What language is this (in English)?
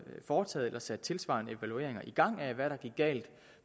Danish